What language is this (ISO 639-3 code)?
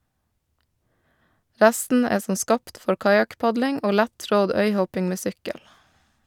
nor